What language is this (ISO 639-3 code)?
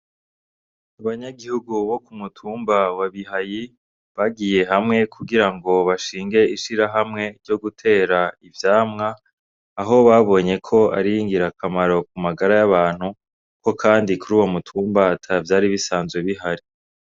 run